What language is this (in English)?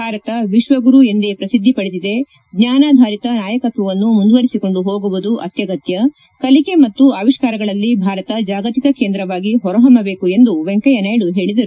Kannada